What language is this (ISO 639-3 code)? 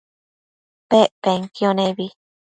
mcf